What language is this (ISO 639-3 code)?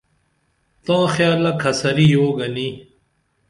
dml